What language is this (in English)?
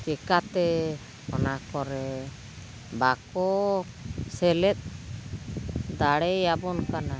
Santali